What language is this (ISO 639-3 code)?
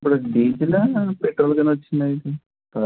tel